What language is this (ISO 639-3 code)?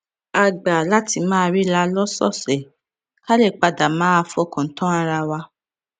yor